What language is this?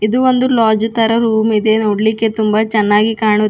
Kannada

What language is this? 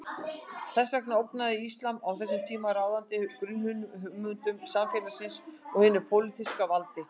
Icelandic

